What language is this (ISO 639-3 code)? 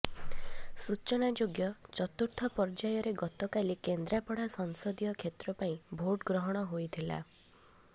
ori